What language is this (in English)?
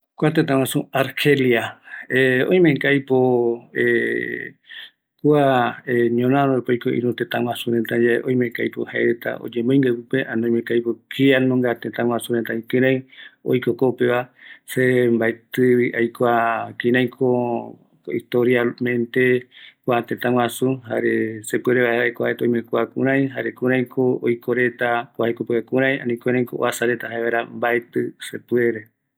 Eastern Bolivian Guaraní